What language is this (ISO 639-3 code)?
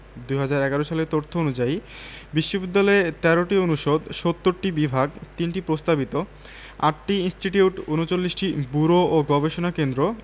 ben